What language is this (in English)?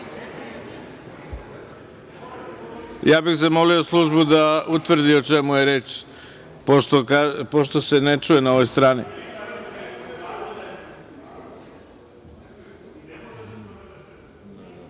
Serbian